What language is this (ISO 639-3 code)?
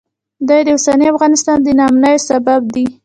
pus